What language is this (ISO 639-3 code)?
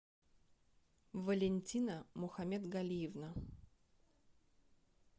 rus